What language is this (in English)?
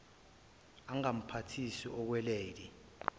Zulu